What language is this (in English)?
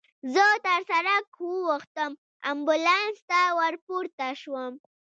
Pashto